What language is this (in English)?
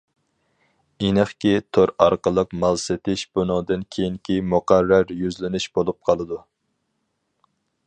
Uyghur